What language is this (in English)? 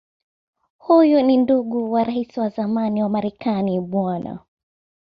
Swahili